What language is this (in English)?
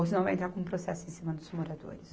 Portuguese